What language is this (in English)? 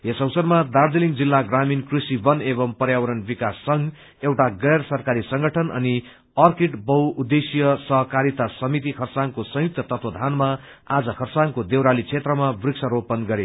Nepali